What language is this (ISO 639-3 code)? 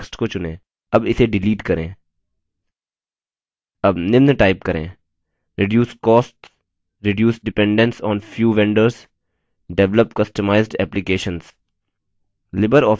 hin